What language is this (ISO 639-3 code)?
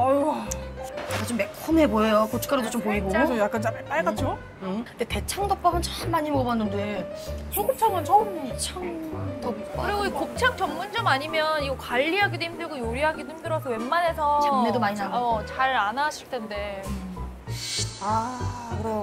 kor